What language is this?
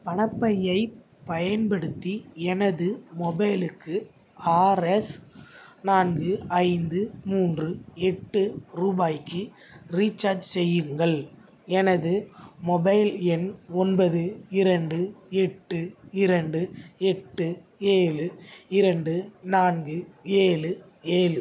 Tamil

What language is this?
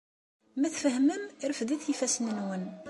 Kabyle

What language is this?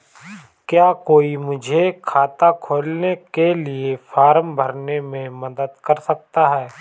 Hindi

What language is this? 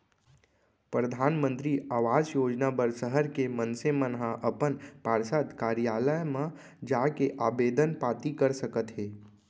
Chhattisgarhi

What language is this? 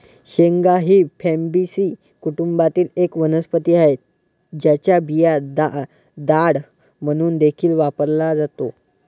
Marathi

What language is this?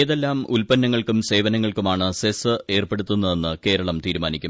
Malayalam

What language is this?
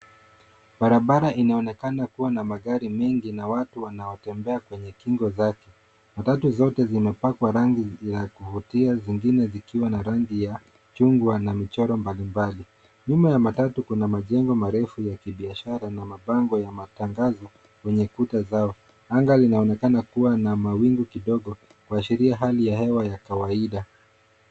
Swahili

